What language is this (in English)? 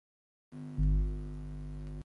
Pashto